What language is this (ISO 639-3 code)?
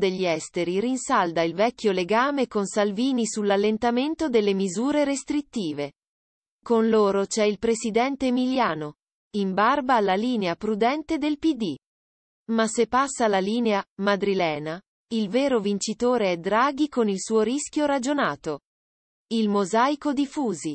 ita